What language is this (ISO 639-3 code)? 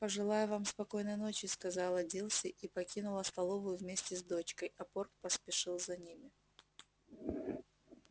rus